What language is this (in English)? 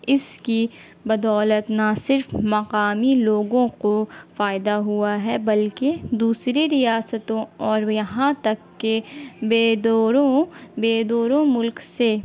Urdu